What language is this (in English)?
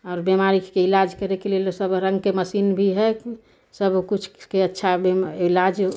Maithili